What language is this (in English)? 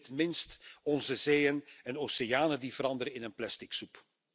Dutch